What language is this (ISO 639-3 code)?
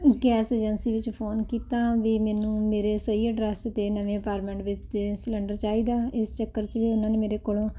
pan